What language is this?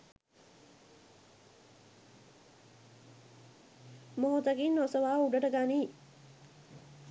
Sinhala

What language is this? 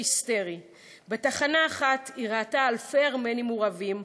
Hebrew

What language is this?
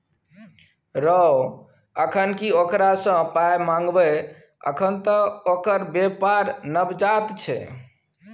Maithili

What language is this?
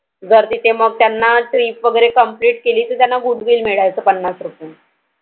Marathi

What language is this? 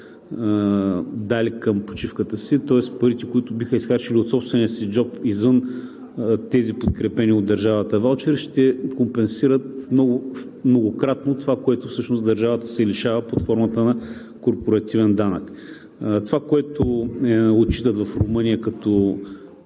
Bulgarian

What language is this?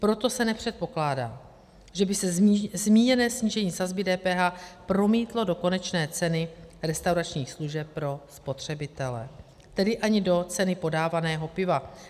Czech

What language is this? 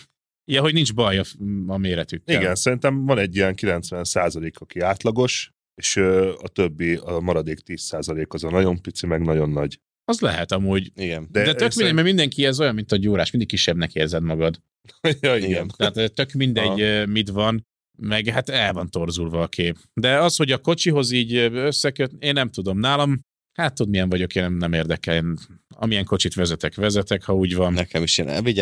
Hungarian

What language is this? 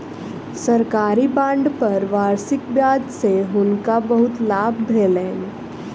Maithili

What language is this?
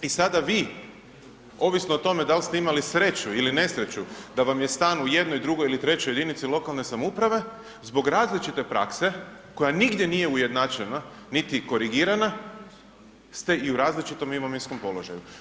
Croatian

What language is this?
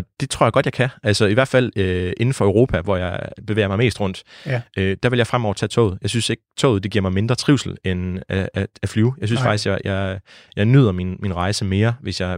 Danish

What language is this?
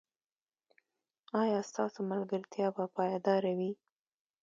Pashto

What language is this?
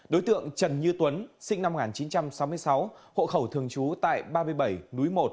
Vietnamese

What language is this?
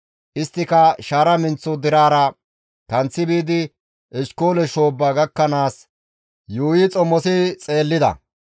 Gamo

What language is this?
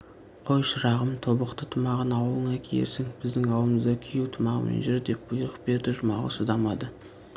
Kazakh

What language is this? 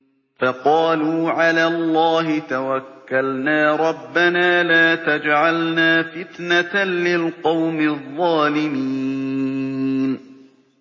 Arabic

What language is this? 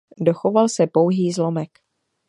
Czech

